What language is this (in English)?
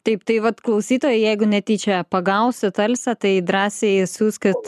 Lithuanian